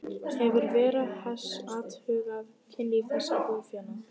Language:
Icelandic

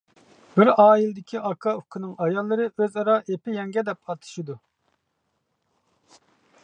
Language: Uyghur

